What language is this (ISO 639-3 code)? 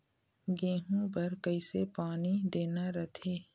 hne